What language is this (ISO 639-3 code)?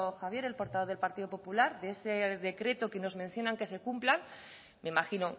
spa